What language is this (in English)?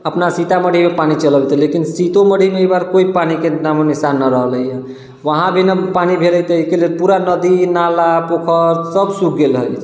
Maithili